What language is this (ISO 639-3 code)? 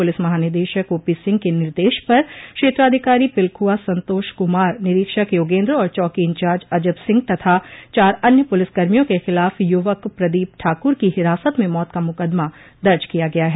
hin